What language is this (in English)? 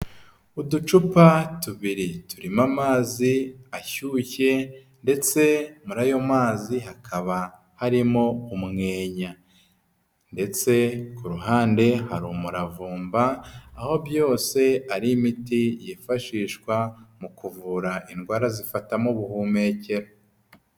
Kinyarwanda